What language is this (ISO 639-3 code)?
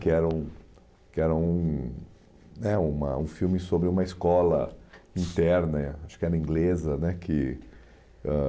por